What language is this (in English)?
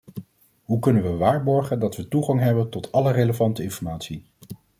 Dutch